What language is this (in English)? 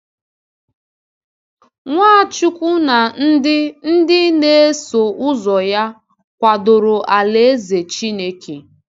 Igbo